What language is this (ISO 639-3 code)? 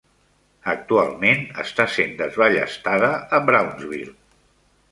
cat